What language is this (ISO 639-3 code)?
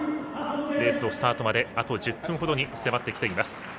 jpn